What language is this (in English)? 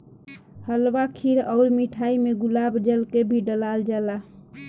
Bhojpuri